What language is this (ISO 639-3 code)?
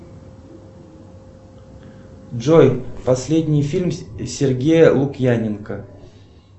rus